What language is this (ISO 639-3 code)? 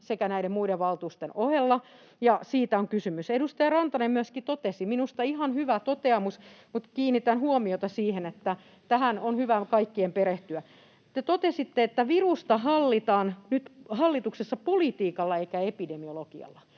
fin